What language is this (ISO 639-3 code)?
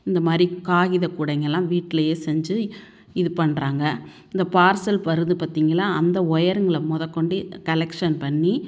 tam